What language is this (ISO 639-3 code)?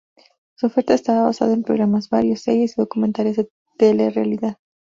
spa